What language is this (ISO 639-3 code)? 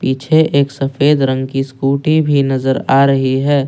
hin